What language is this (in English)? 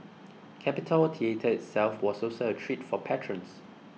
English